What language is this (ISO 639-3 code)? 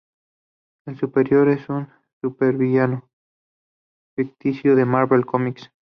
spa